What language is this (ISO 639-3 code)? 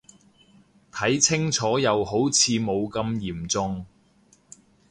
yue